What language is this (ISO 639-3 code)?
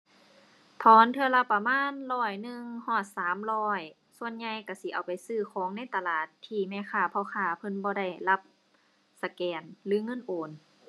tha